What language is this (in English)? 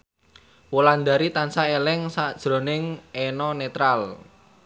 Javanese